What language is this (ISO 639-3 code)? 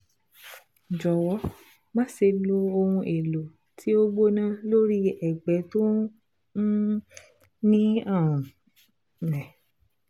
yor